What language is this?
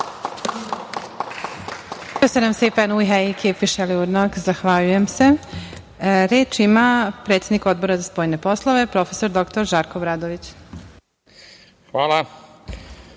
Serbian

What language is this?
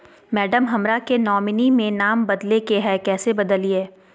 Magahi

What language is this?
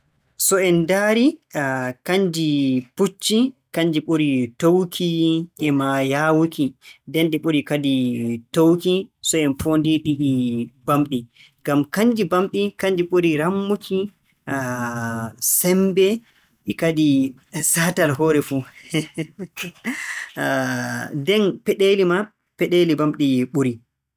Borgu Fulfulde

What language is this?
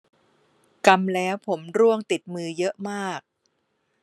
Thai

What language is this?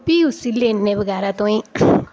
Dogri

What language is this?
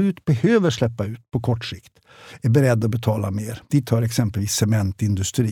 Swedish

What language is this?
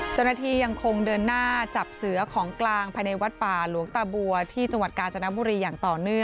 Thai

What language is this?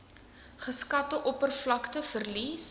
Afrikaans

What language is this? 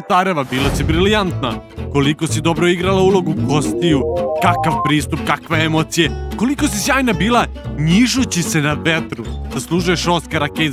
Serbian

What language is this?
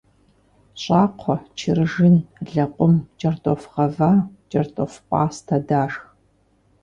Kabardian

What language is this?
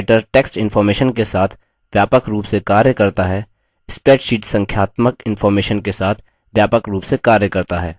Hindi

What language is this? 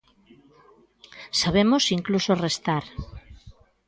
Galician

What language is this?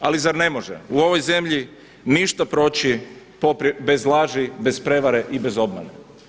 Croatian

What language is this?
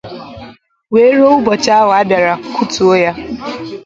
Igbo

